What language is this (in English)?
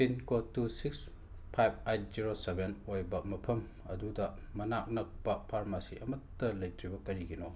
Manipuri